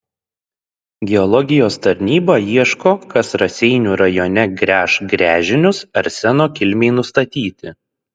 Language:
Lithuanian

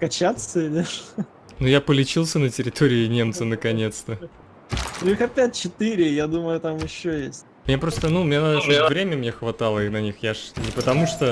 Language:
Russian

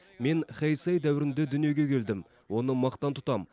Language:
Kazakh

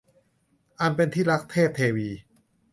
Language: Thai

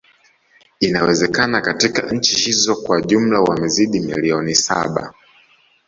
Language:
Swahili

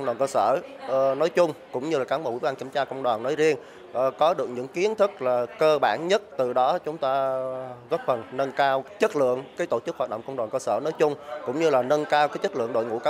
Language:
Vietnamese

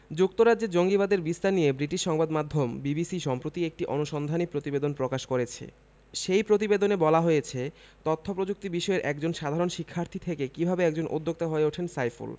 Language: Bangla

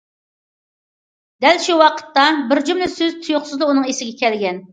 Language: Uyghur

